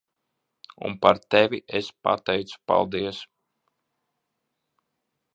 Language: Latvian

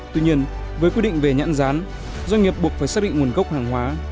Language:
Vietnamese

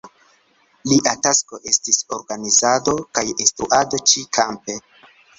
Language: Esperanto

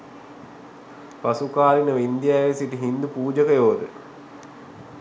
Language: Sinhala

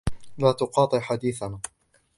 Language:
Arabic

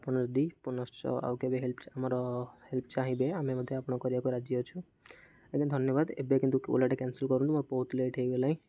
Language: Odia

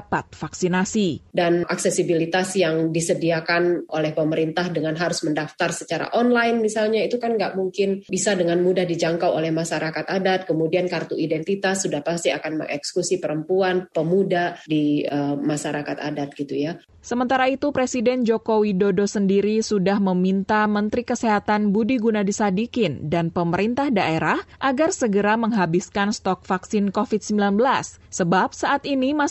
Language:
Indonesian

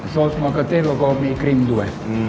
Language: Thai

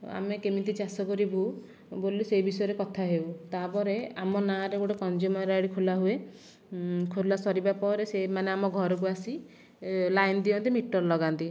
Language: Odia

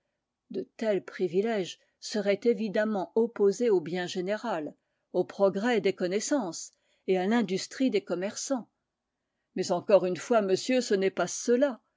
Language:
French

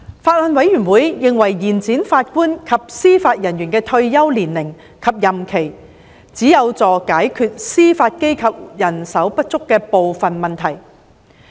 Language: Cantonese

